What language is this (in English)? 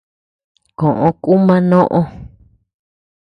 Tepeuxila Cuicatec